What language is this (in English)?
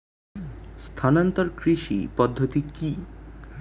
Bangla